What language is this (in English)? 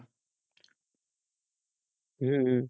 Bangla